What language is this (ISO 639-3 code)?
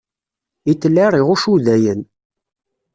kab